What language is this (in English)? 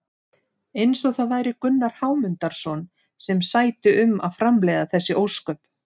Icelandic